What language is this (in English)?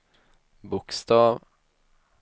Swedish